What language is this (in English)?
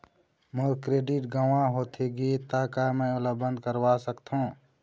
Chhattisgarhi